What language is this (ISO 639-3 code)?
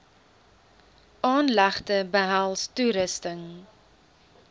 afr